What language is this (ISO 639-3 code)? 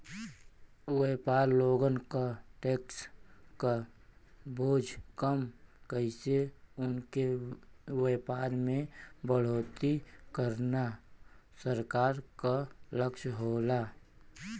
bho